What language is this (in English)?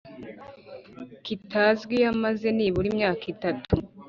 Kinyarwanda